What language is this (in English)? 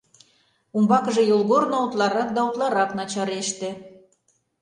Mari